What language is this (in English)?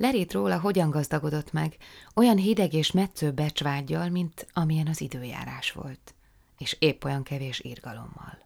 Hungarian